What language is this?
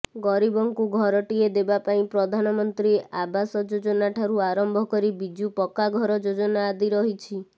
Odia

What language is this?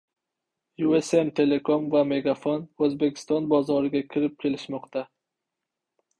Uzbek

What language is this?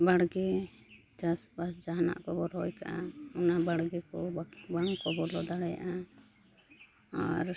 Santali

